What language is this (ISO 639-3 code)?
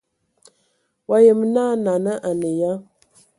ewo